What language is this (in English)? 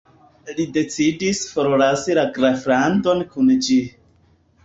Esperanto